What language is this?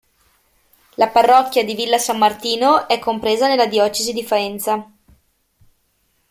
Italian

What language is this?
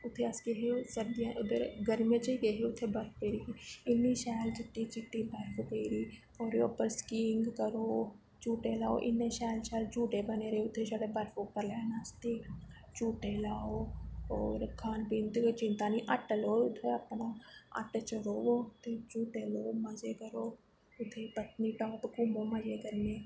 Dogri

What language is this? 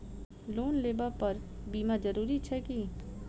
Maithili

